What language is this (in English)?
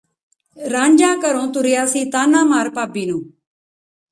Punjabi